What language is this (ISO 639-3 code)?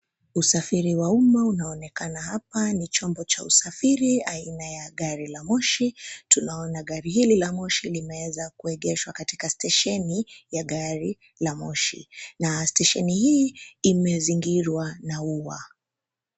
swa